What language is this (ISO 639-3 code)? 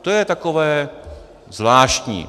ces